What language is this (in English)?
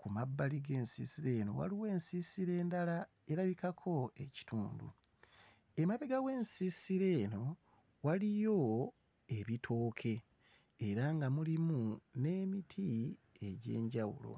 Ganda